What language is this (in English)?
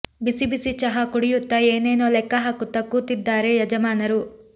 Kannada